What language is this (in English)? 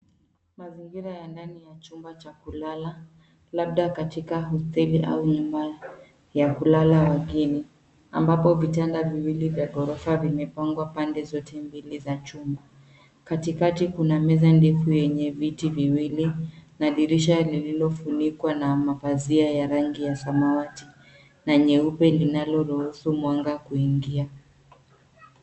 Swahili